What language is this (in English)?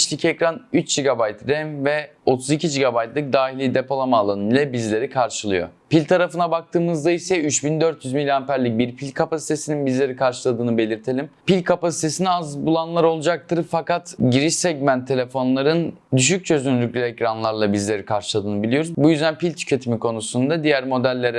Turkish